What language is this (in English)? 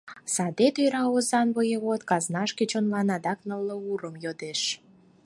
Mari